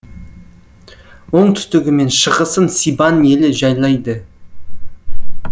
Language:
Kazakh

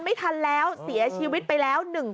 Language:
Thai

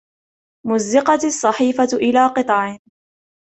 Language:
Arabic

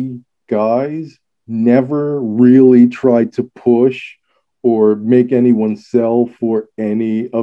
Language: English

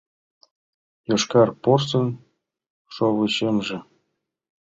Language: Mari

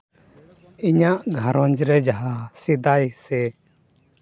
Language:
Santali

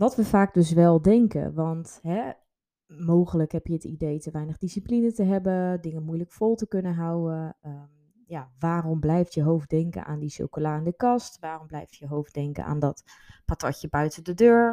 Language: Dutch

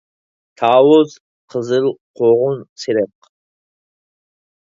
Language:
Uyghur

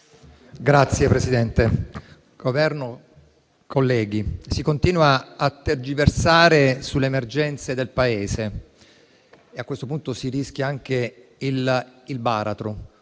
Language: Italian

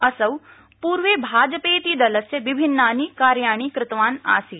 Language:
Sanskrit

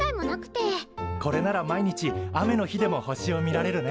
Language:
Japanese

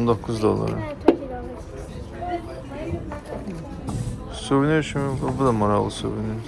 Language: Turkish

